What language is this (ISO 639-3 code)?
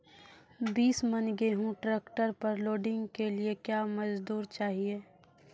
mai